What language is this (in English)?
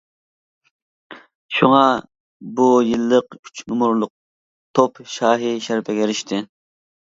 Uyghur